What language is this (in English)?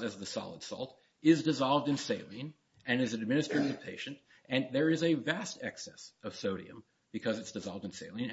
English